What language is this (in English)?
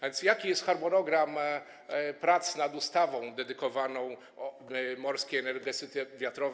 Polish